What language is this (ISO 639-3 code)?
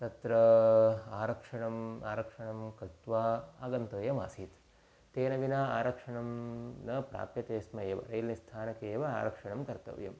san